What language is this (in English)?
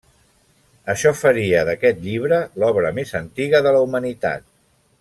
Catalan